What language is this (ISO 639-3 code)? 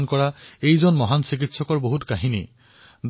asm